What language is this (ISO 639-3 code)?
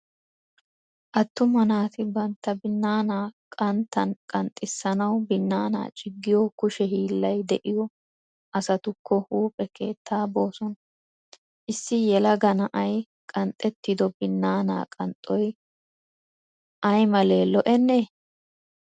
wal